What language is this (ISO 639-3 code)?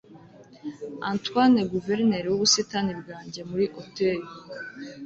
kin